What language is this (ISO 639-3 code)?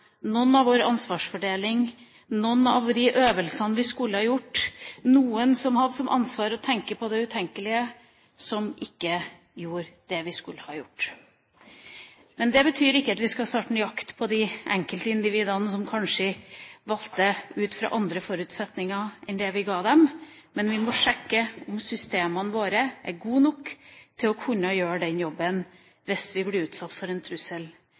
nob